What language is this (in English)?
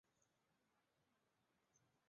Chinese